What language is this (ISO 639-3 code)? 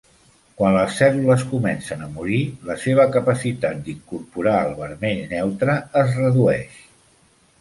cat